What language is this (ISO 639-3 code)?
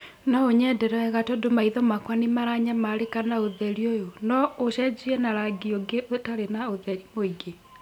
kik